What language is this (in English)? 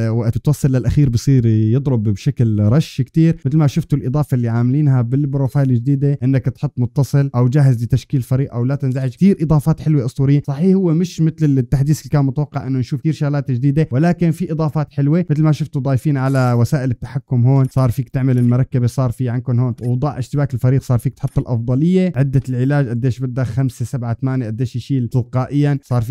Arabic